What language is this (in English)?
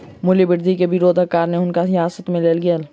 Maithili